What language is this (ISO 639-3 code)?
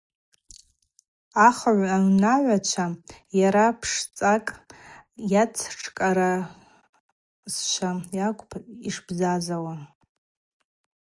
abq